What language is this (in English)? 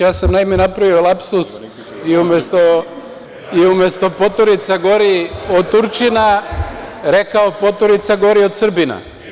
Serbian